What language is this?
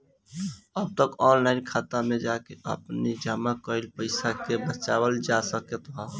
Bhojpuri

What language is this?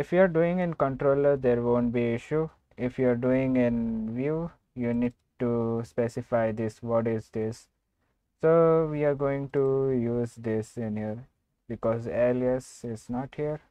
English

